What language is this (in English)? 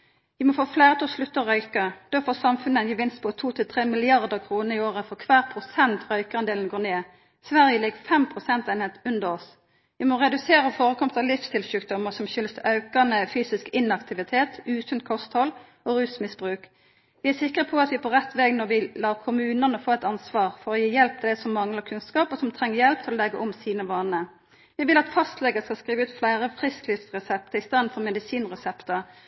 Norwegian Nynorsk